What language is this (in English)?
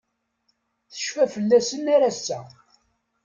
Kabyle